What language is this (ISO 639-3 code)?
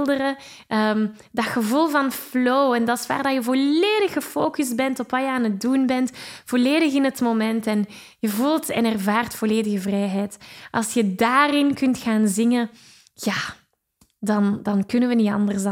nld